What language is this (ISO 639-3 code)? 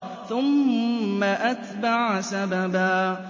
ara